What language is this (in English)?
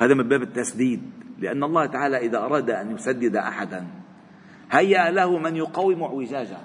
Arabic